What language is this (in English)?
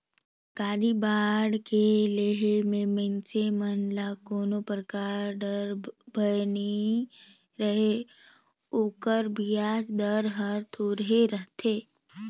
Chhattisgarhi